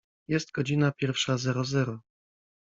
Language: Polish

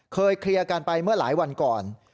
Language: Thai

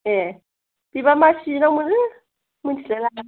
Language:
Bodo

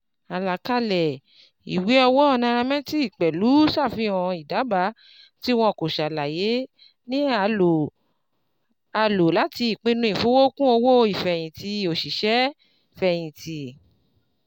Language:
Yoruba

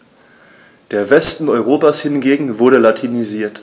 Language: German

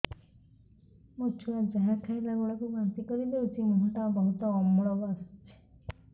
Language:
Odia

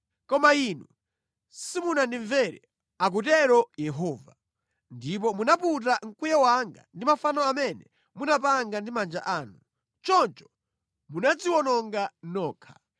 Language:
Nyanja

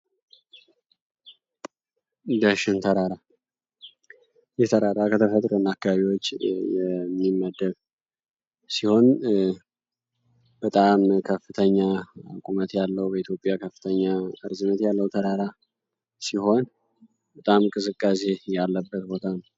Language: Amharic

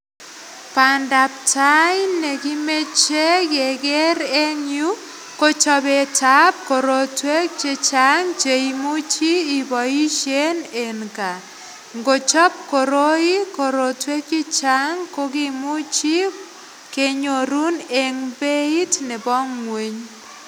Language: Kalenjin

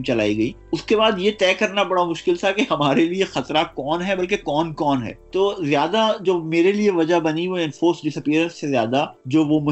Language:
Urdu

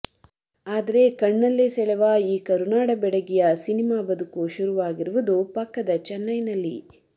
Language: Kannada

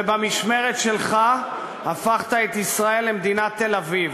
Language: Hebrew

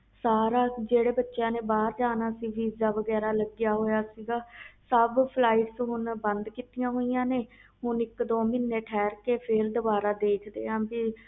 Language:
Punjabi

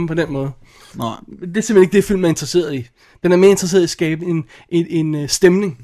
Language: Danish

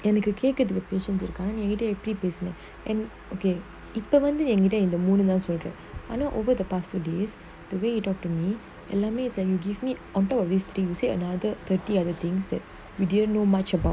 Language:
English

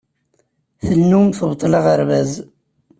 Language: Kabyle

